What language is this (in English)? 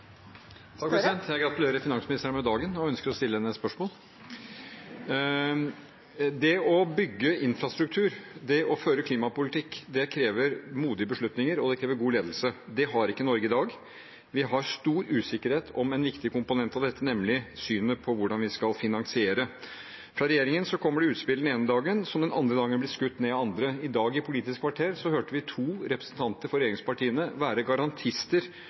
Norwegian Bokmål